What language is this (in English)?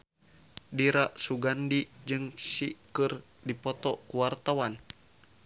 Sundanese